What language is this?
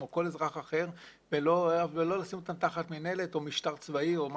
Hebrew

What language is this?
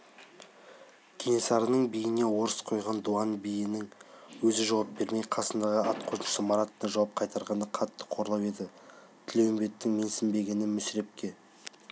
Kazakh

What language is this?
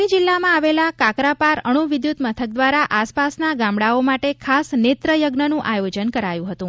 Gujarati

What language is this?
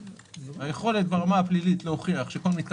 Hebrew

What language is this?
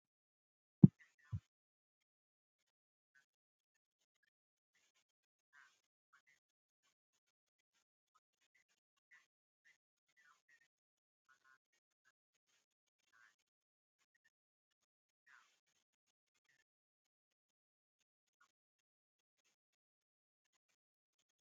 Kinyarwanda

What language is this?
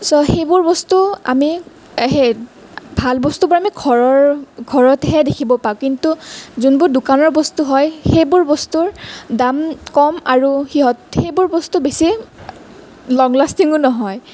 Assamese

